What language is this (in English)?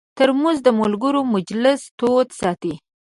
Pashto